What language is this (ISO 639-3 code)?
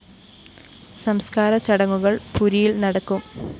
mal